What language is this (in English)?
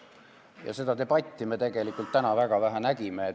Estonian